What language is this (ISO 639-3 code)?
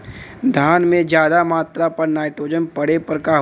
bho